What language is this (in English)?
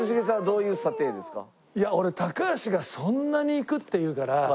Japanese